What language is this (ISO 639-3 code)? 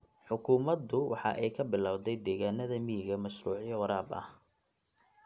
som